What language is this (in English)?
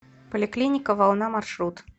Russian